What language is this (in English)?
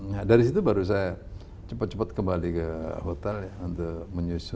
Indonesian